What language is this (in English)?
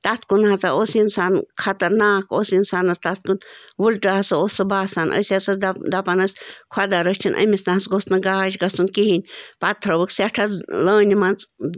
Kashmiri